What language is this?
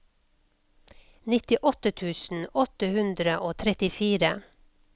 Norwegian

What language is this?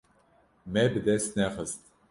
Kurdish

